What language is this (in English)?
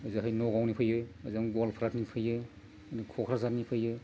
Bodo